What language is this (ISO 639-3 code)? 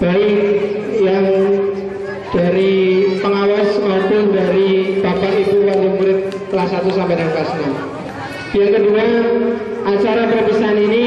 ind